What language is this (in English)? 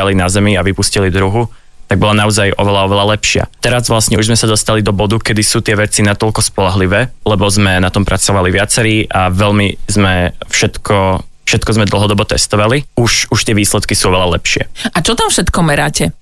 Slovak